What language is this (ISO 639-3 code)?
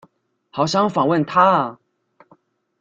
zho